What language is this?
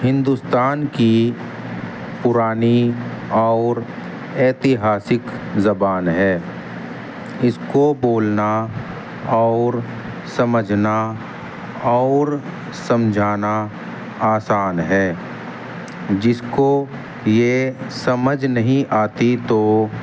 Urdu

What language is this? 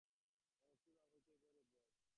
Bangla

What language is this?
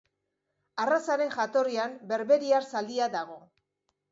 Basque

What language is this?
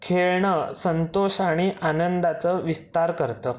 Marathi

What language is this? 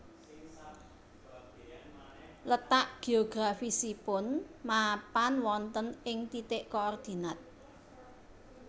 Javanese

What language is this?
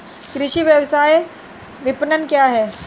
Hindi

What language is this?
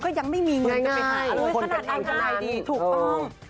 Thai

